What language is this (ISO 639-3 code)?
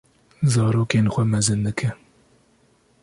kur